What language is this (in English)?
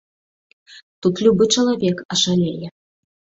Belarusian